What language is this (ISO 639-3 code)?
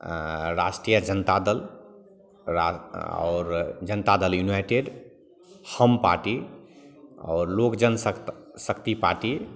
mai